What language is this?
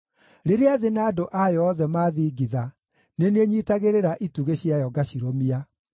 Kikuyu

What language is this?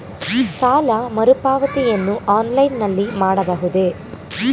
Kannada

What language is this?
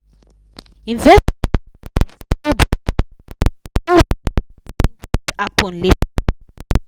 Nigerian Pidgin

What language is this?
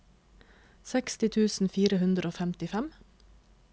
Norwegian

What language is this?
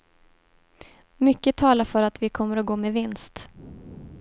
Swedish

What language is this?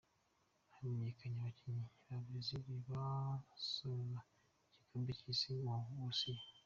Kinyarwanda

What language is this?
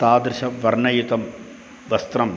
Sanskrit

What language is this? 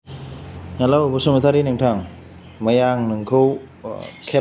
Bodo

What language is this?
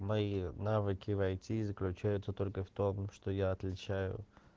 Russian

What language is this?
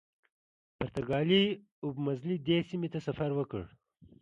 Pashto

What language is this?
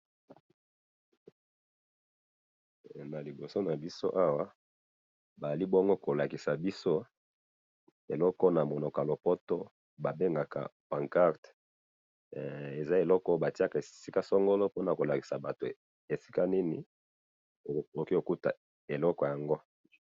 Lingala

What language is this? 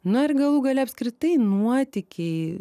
Lithuanian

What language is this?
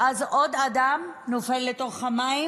Hebrew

